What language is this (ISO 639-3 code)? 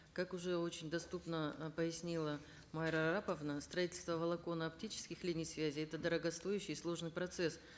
kaz